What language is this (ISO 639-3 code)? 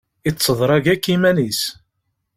kab